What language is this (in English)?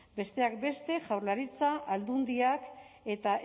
Basque